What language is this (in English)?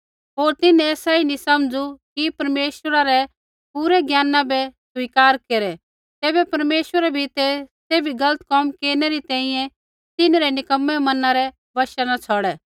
Kullu Pahari